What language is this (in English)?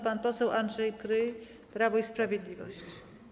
Polish